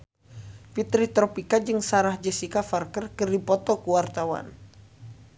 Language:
Sundanese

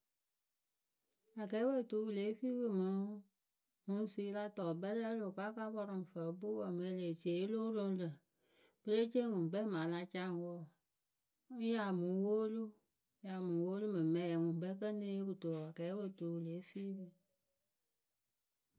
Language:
Akebu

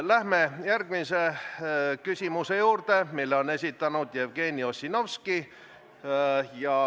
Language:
Estonian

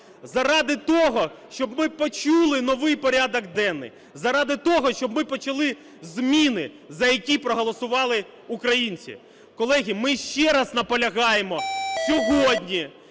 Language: Ukrainian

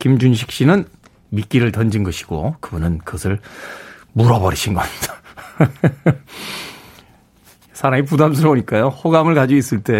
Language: Korean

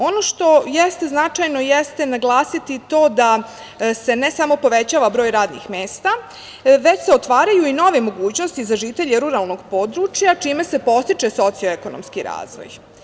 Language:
Serbian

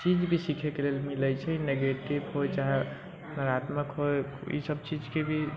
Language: Maithili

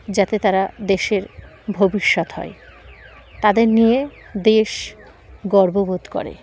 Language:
Bangla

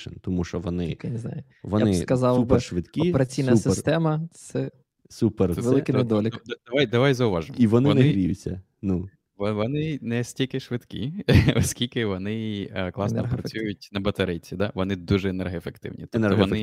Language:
Ukrainian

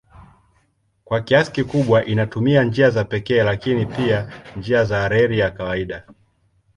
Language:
Swahili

